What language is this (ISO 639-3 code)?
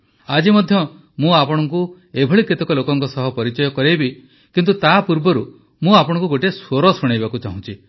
ori